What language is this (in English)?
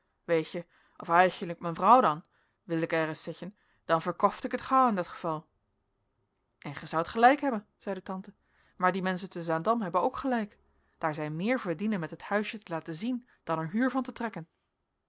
Dutch